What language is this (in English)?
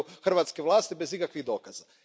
Croatian